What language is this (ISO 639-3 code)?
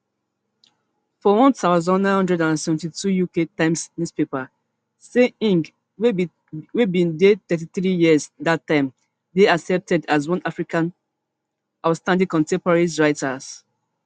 pcm